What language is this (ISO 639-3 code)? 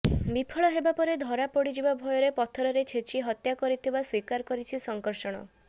ori